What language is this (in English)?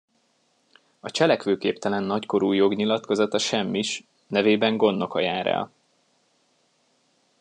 Hungarian